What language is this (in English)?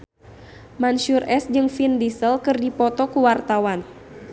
Sundanese